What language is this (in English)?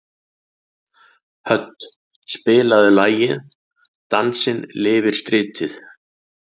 Icelandic